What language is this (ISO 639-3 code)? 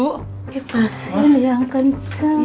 ind